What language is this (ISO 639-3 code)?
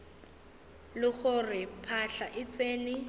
nso